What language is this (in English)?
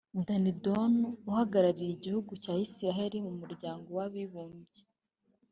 Kinyarwanda